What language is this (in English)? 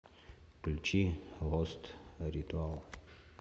Russian